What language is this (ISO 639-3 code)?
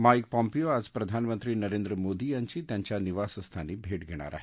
mar